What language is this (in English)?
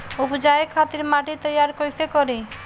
Bhojpuri